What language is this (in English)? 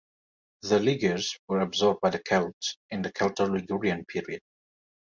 English